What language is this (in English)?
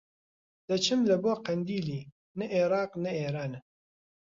Central Kurdish